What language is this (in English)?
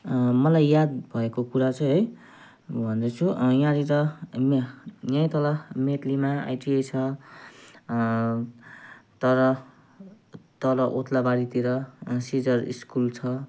Nepali